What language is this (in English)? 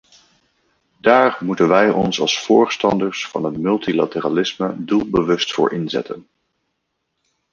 Dutch